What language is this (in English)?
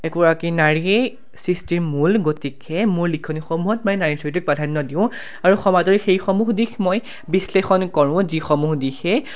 Assamese